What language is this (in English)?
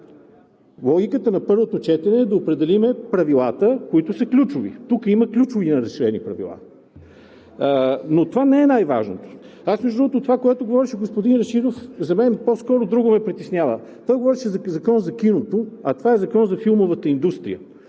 Bulgarian